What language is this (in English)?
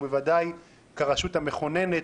Hebrew